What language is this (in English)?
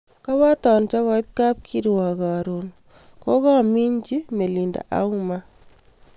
Kalenjin